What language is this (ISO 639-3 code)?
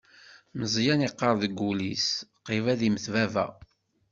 kab